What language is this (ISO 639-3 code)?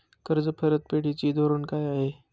mar